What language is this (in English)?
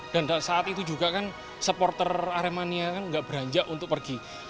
Indonesian